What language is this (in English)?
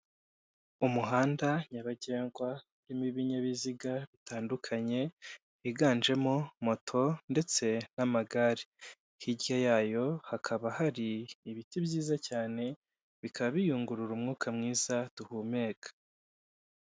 Kinyarwanda